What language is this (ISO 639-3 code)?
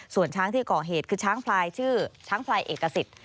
tha